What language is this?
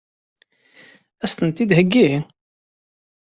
Kabyle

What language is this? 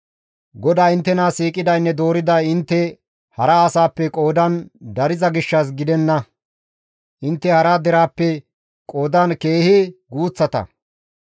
Gamo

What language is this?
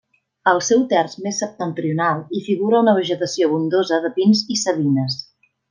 Catalan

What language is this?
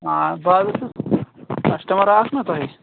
Kashmiri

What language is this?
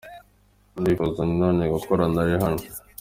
Kinyarwanda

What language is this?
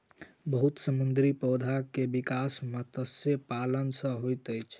Maithili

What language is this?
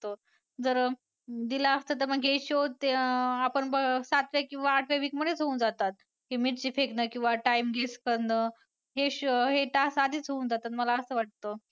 Marathi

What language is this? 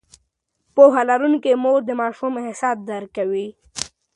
Pashto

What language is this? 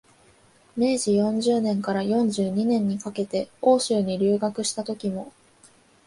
Japanese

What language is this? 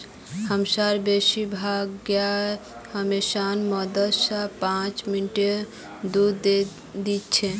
Magahi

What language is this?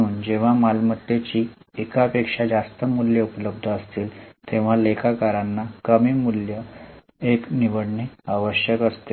Marathi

